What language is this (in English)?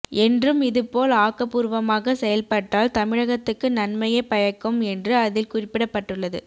Tamil